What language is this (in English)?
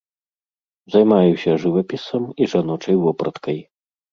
Belarusian